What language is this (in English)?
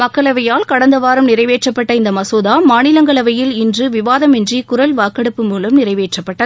Tamil